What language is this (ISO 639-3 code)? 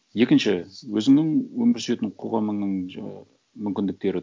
kaz